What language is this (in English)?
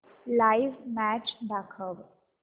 Marathi